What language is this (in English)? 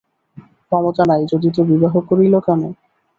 Bangla